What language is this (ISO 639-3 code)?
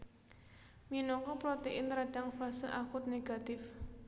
jav